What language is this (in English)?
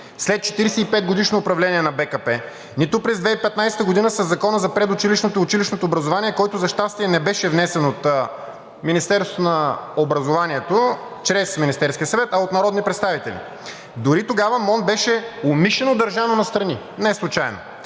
Bulgarian